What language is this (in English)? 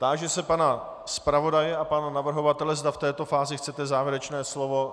Czech